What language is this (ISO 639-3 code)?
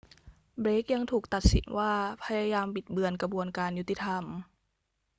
tha